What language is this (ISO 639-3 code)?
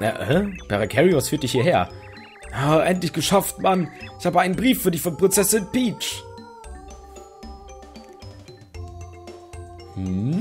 deu